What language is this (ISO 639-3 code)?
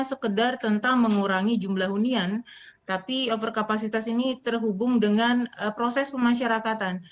ind